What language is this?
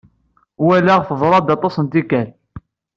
Kabyle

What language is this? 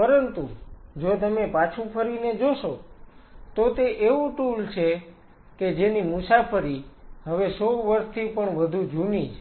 Gujarati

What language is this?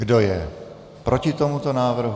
Czech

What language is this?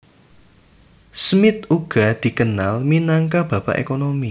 Javanese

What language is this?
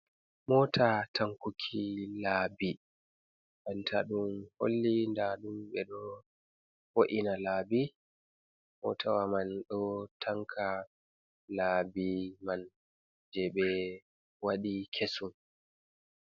Fula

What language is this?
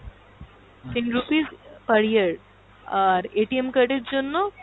Bangla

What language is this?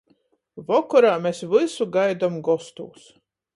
Latgalian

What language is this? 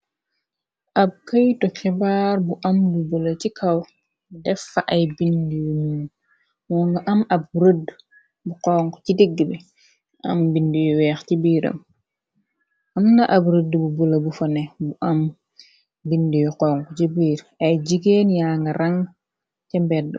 Wolof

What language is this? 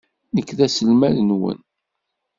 Kabyle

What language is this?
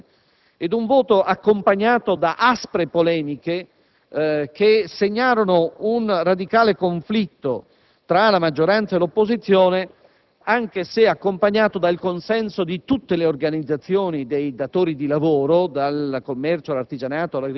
Italian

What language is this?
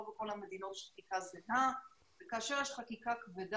Hebrew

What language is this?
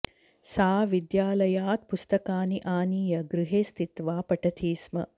Sanskrit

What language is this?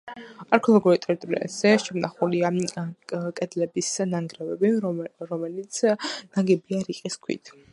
Georgian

